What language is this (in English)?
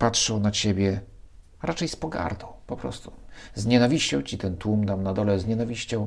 Polish